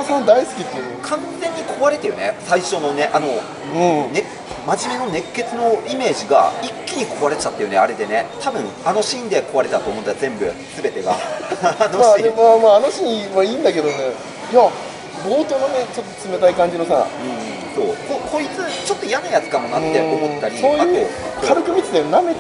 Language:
Japanese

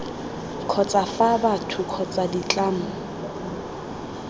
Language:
Tswana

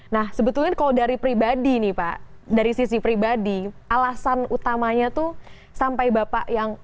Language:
Indonesian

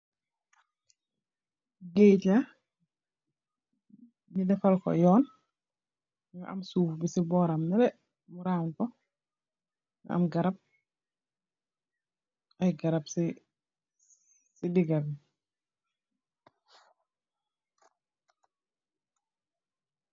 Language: Wolof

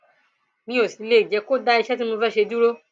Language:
Yoruba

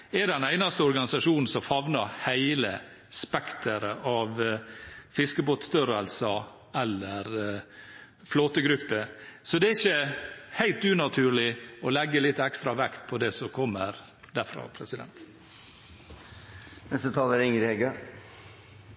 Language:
Norwegian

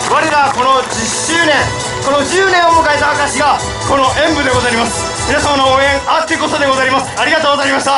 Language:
Japanese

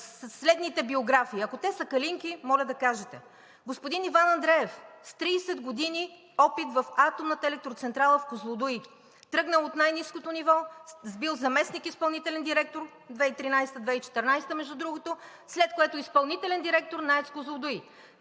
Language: Bulgarian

